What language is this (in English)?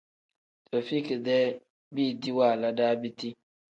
Tem